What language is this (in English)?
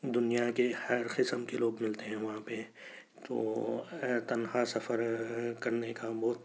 Urdu